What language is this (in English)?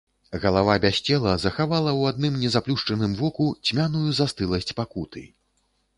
Belarusian